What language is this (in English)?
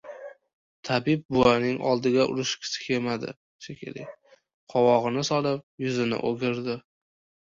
Uzbek